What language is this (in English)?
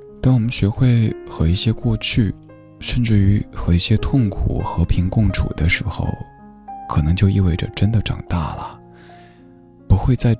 Chinese